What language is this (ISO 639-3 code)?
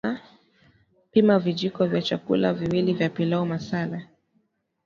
swa